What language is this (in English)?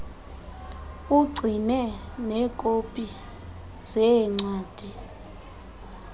Xhosa